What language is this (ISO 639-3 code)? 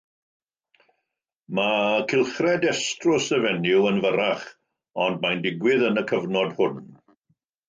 cym